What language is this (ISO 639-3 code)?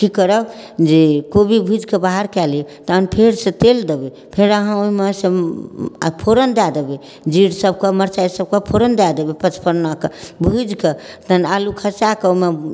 mai